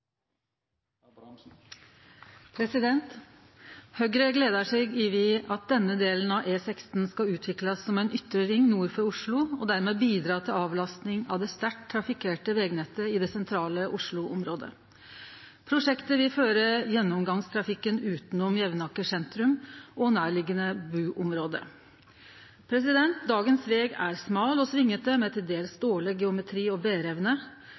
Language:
Norwegian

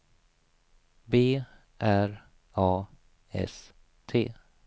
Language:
Swedish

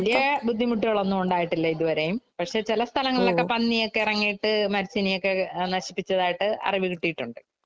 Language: Malayalam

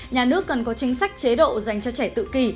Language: Vietnamese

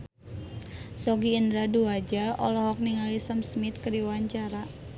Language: Sundanese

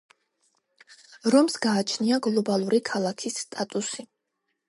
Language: Georgian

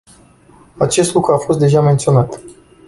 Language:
Romanian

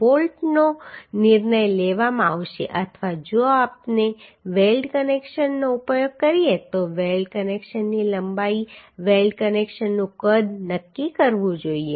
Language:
Gujarati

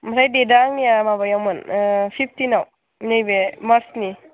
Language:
Bodo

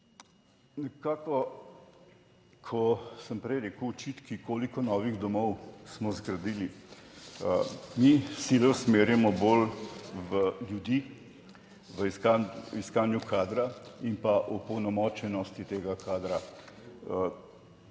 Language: Slovenian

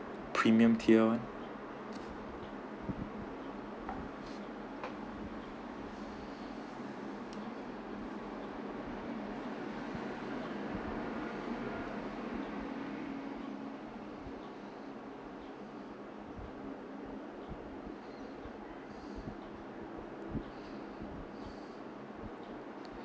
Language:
English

